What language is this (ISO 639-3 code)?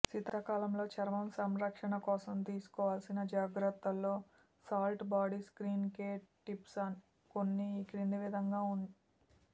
tel